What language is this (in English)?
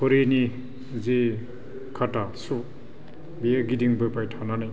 Bodo